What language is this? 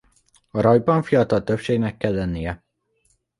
Hungarian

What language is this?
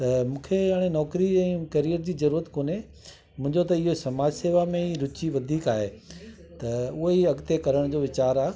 Sindhi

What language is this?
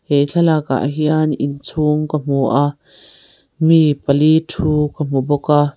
Mizo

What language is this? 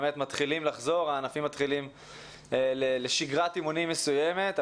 Hebrew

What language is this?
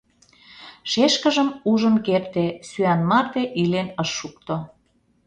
Mari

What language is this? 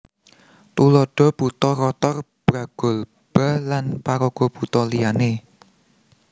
Javanese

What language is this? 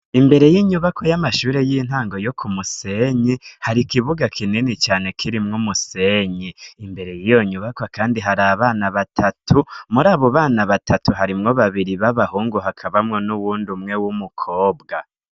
Rundi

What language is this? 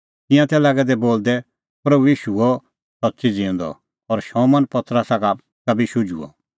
Kullu Pahari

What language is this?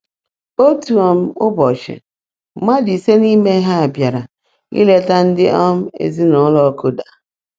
Igbo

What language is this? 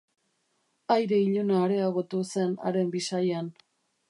Basque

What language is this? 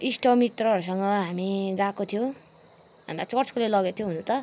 Nepali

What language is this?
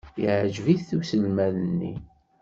Kabyle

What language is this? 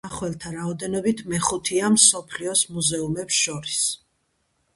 Georgian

